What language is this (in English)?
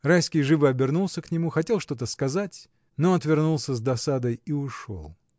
Russian